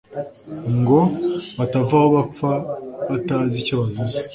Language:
Kinyarwanda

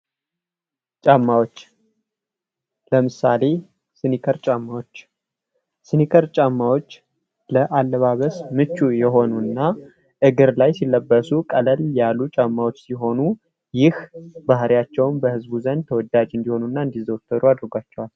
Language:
Amharic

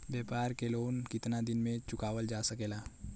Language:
Bhojpuri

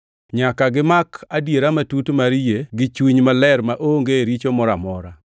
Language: Luo (Kenya and Tanzania)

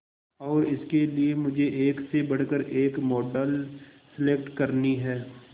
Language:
Hindi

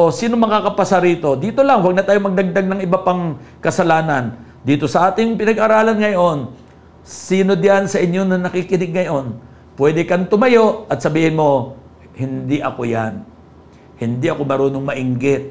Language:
Filipino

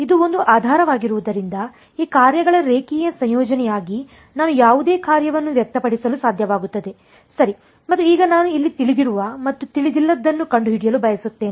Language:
Kannada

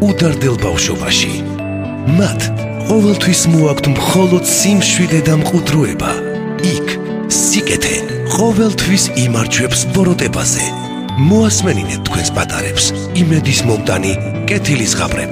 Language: Bulgarian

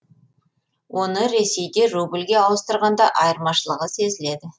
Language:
Kazakh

